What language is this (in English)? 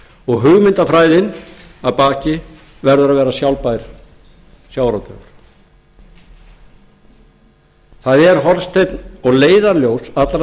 Icelandic